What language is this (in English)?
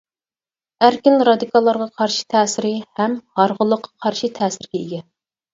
Uyghur